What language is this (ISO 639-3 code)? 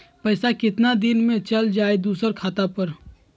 mag